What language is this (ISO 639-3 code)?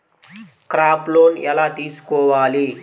tel